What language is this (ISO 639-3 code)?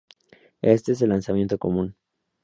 spa